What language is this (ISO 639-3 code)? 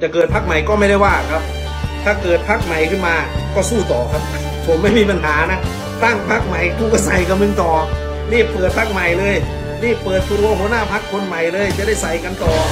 tha